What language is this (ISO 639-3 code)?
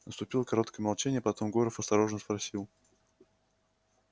rus